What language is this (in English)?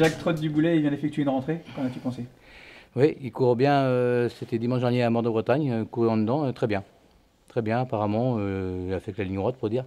French